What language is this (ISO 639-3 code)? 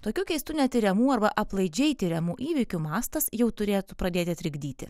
lit